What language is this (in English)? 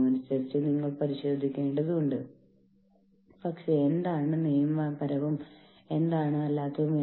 Malayalam